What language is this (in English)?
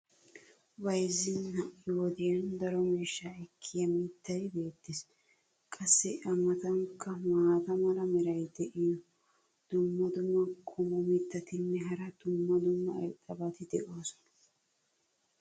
Wolaytta